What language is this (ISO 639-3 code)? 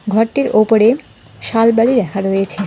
ben